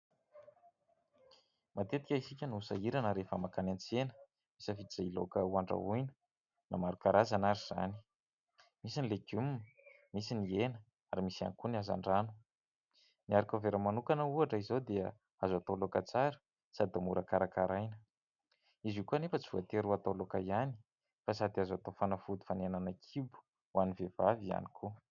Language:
Malagasy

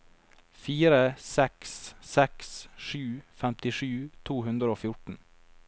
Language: Norwegian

